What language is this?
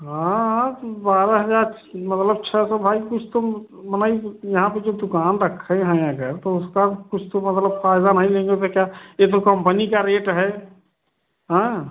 Hindi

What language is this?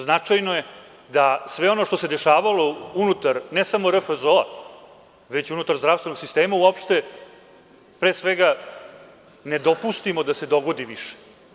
Serbian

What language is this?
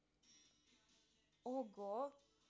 Russian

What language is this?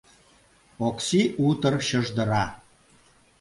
Mari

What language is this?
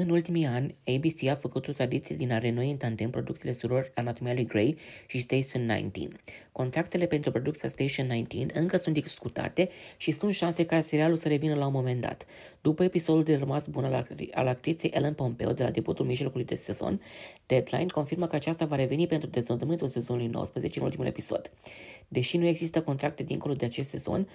Romanian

